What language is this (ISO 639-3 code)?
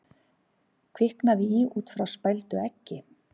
isl